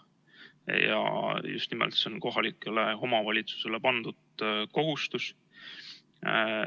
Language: Estonian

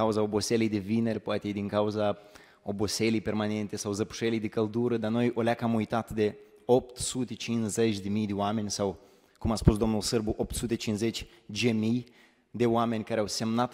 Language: Romanian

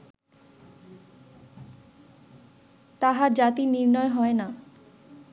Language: Bangla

